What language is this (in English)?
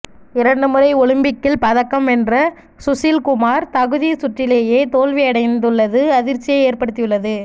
Tamil